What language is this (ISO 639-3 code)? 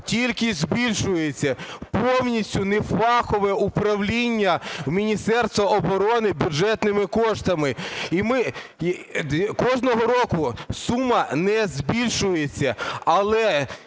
ukr